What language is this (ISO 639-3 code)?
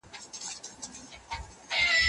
pus